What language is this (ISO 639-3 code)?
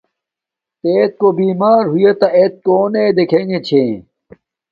dmk